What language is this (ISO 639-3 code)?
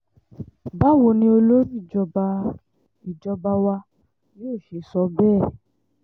yor